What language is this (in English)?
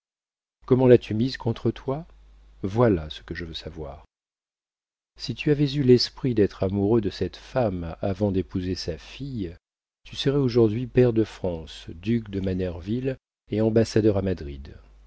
French